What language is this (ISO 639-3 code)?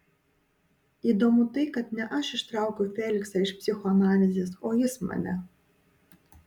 lit